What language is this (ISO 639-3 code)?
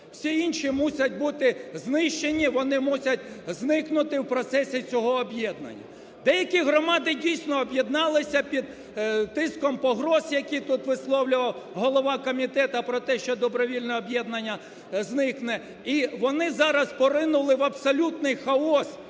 ukr